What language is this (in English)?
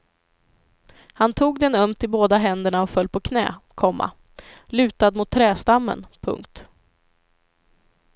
Swedish